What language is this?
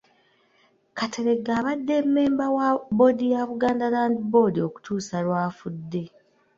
Ganda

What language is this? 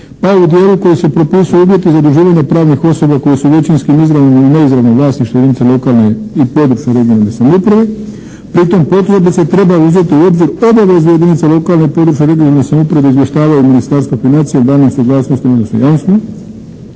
Croatian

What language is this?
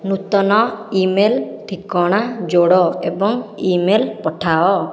Odia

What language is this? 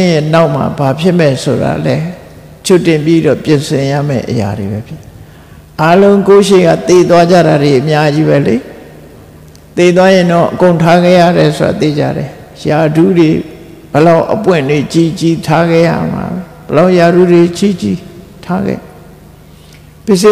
Thai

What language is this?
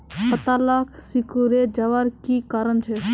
Magahi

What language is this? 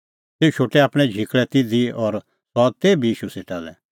Kullu Pahari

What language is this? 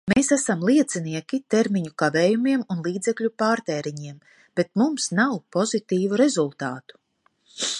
Latvian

